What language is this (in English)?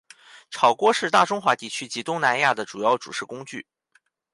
Chinese